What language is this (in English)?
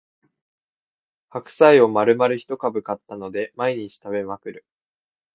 Japanese